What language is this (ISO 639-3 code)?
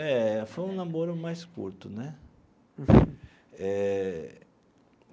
por